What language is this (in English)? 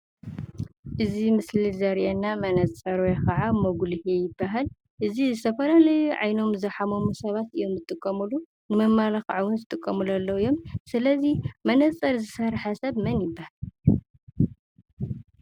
Tigrinya